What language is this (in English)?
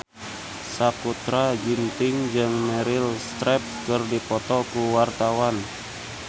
Sundanese